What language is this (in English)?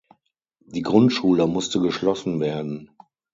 German